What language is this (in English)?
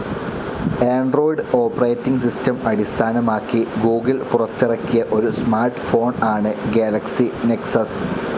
Malayalam